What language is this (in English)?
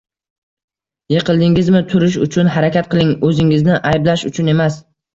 Uzbek